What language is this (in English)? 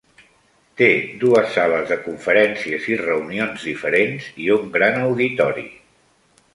Catalan